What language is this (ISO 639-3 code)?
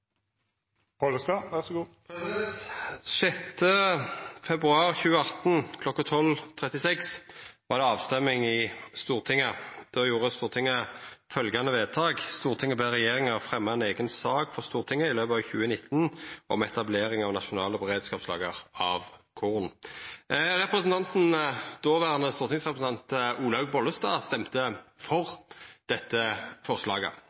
nno